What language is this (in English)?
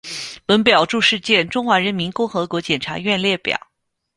Chinese